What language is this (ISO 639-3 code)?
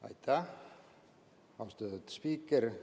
est